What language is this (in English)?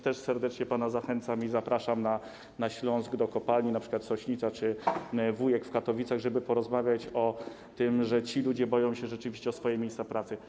Polish